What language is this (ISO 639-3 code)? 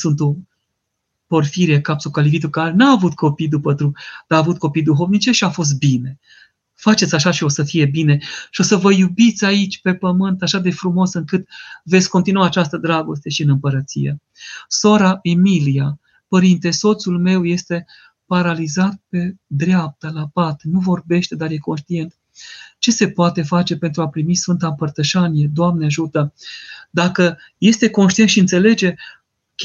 ron